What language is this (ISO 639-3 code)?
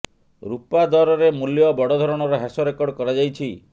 ori